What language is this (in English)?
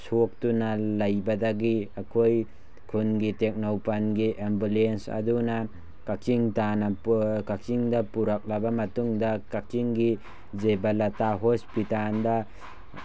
Manipuri